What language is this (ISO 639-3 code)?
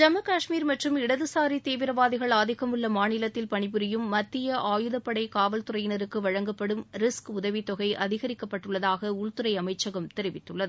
tam